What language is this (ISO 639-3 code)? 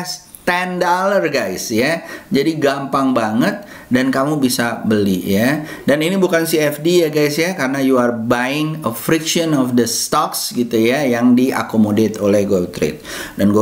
ind